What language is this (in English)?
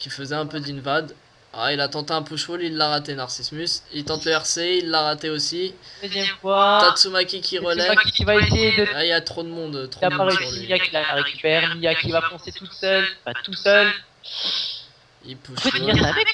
French